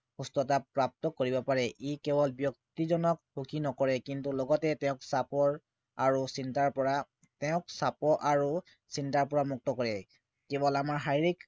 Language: Assamese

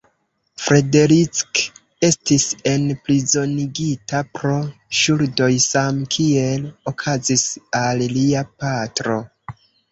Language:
Esperanto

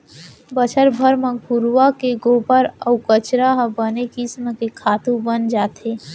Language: Chhattisgarhi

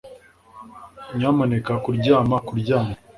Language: Kinyarwanda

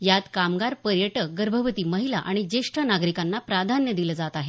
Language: Marathi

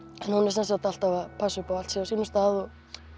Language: Icelandic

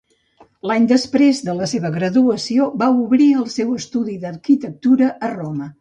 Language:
Catalan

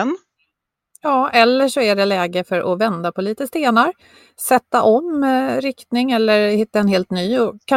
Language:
Swedish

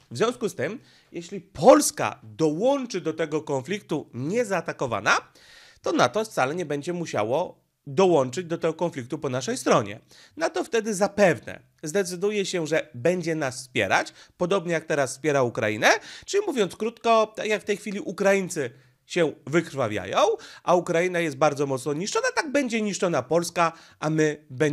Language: Polish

